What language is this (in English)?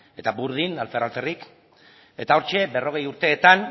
Basque